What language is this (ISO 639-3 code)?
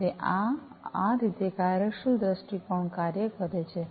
guj